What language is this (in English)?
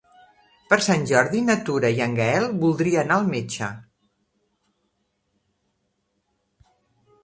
Catalan